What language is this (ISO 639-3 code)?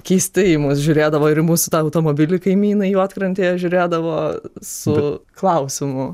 lit